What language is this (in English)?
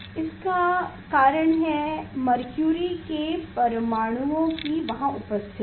Hindi